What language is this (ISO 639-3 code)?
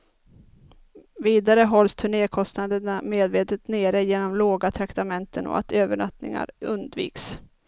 swe